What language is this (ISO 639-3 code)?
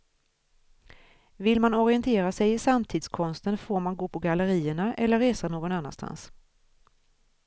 swe